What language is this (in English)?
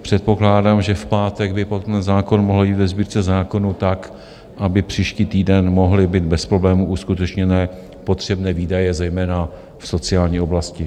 Czech